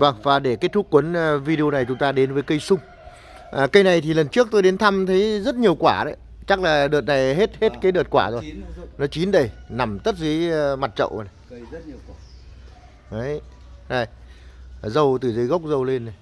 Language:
Vietnamese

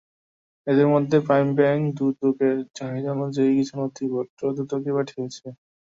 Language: Bangla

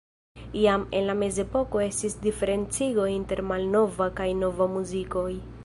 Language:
Esperanto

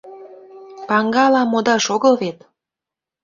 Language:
Mari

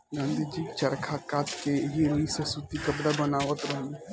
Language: Bhojpuri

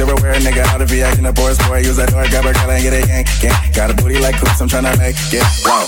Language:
English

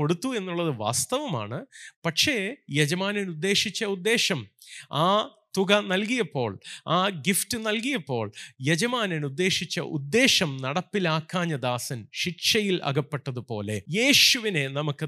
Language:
Malayalam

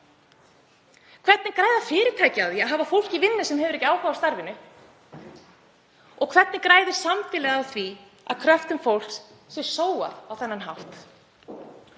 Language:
Icelandic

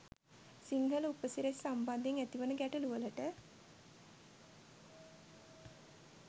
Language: Sinhala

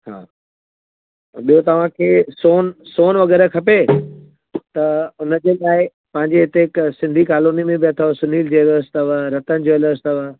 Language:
Sindhi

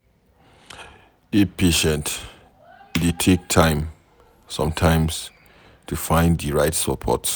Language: Nigerian Pidgin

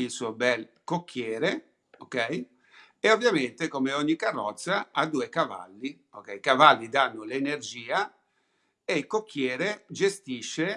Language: Italian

